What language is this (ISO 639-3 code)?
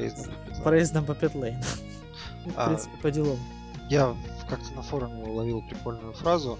rus